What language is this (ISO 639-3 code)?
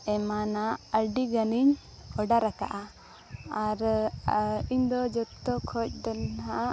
sat